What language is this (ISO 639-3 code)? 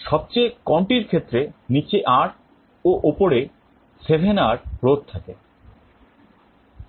ben